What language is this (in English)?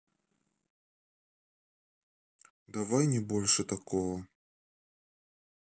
Russian